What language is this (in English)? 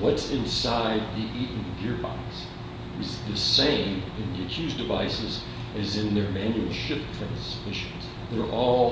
English